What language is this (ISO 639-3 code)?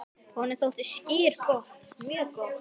isl